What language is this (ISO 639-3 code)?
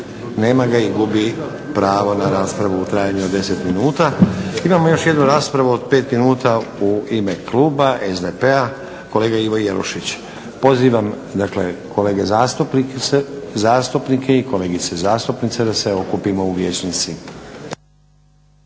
hrv